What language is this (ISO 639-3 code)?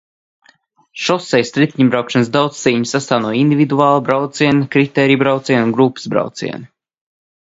lav